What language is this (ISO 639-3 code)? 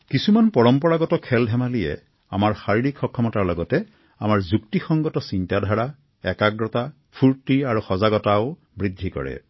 asm